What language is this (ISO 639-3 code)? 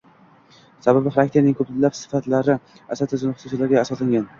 uzb